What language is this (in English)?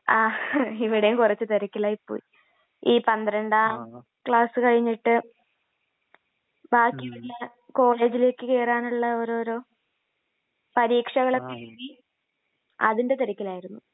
Malayalam